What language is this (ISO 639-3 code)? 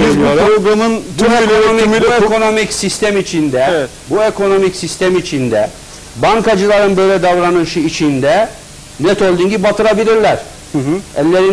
tur